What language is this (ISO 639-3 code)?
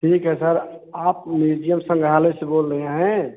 hin